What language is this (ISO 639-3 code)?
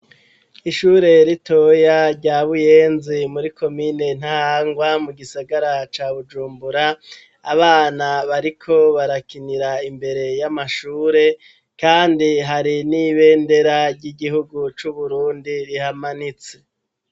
run